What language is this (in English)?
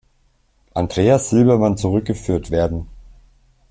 German